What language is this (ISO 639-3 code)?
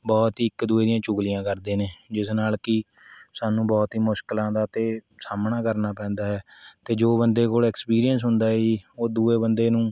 pan